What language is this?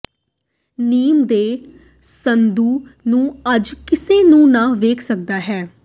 Punjabi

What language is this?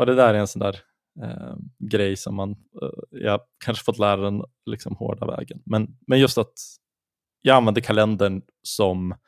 Swedish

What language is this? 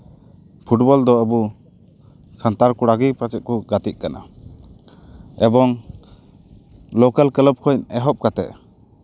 Santali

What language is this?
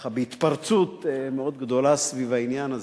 Hebrew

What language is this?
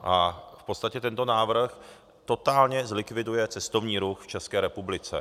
Czech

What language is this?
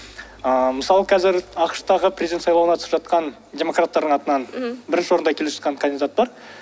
Kazakh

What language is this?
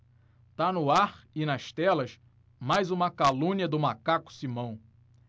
Portuguese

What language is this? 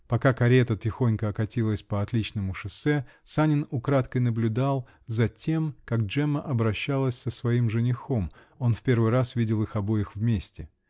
Russian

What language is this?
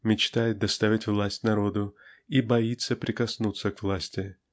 Russian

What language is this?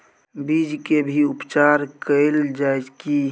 Maithili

